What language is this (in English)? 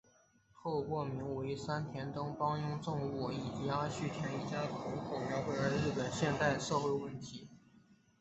Chinese